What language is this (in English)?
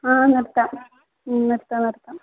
Malayalam